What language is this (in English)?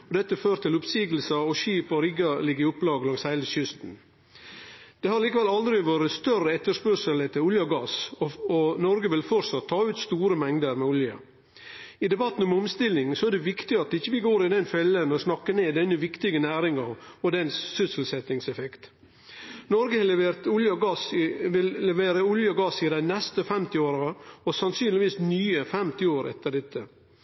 Norwegian Nynorsk